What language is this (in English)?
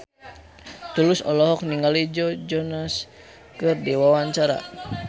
Sundanese